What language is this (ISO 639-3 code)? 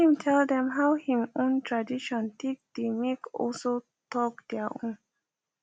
pcm